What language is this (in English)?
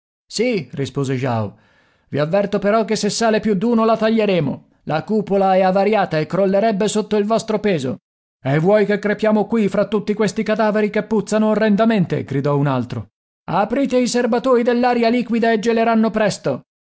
Italian